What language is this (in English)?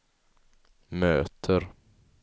Swedish